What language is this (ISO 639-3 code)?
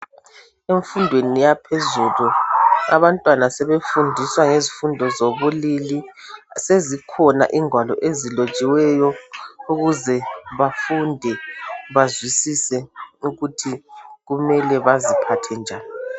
nde